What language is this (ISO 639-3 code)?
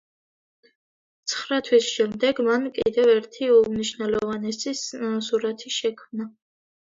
kat